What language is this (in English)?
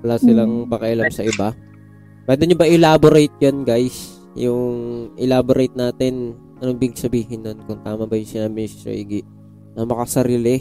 Filipino